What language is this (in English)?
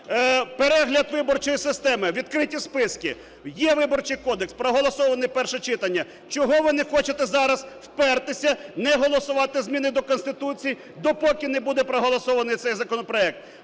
Ukrainian